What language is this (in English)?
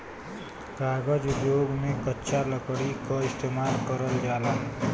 Bhojpuri